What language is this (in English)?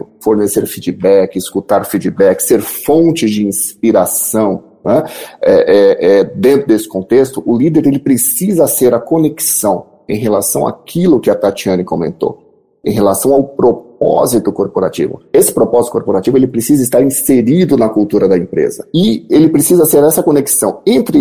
Portuguese